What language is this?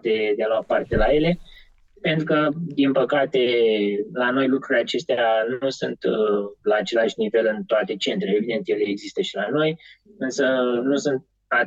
Romanian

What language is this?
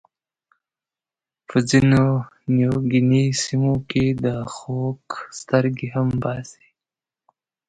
Pashto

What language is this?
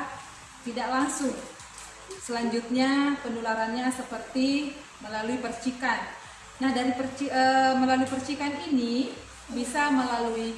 Indonesian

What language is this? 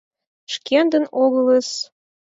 Mari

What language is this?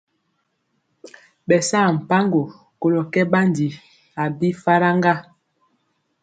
Mpiemo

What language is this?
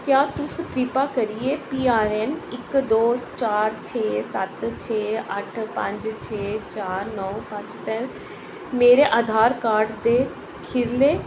Dogri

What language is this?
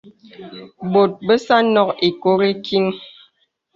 Bebele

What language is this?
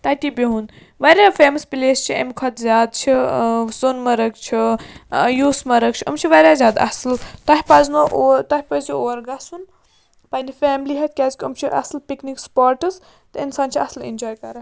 Kashmiri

